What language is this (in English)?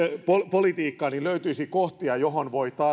Finnish